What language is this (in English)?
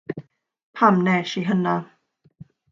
Welsh